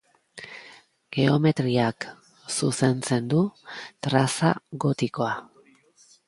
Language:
Basque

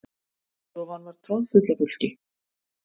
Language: Icelandic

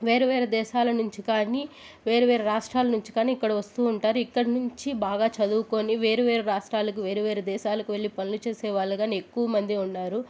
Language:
Telugu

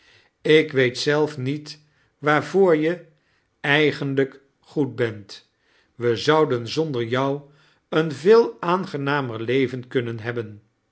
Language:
Dutch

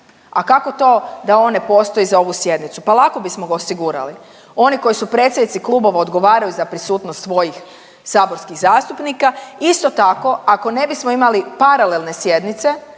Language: Croatian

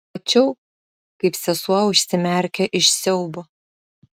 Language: Lithuanian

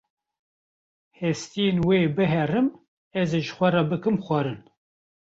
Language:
Kurdish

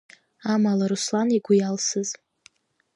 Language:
Abkhazian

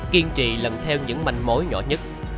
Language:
Vietnamese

